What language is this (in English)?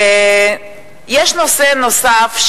Hebrew